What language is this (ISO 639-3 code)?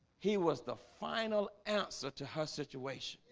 eng